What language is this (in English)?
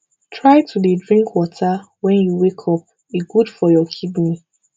Nigerian Pidgin